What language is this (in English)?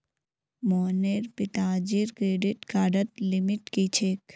Magahi